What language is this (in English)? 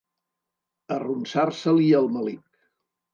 Catalan